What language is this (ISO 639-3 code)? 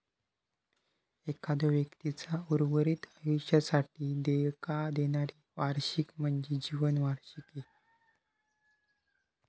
mar